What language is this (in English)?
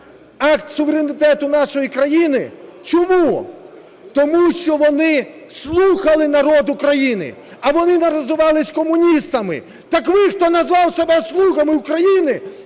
Ukrainian